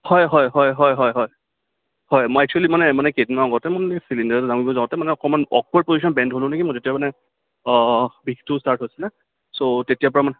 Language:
Assamese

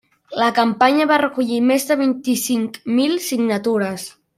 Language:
Catalan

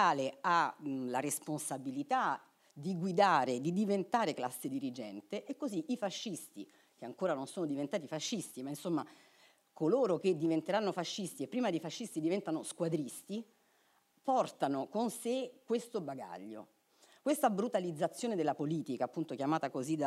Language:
Italian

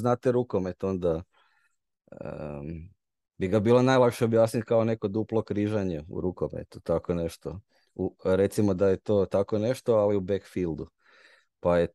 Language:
Croatian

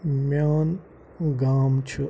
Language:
Kashmiri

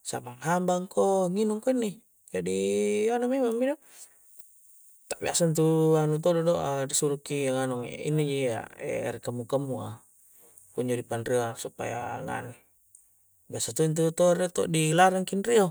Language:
Coastal Konjo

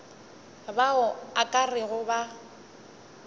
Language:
Northern Sotho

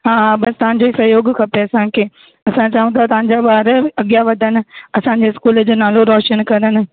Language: Sindhi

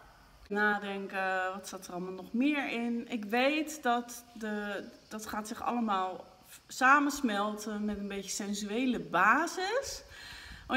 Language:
Dutch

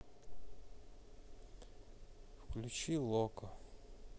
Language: Russian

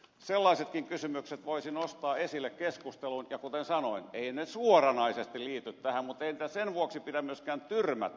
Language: Finnish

